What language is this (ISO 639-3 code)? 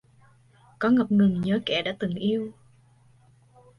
vie